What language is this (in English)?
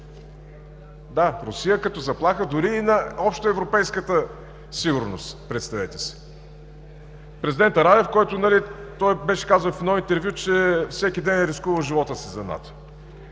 Bulgarian